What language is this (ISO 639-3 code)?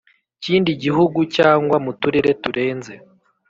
kin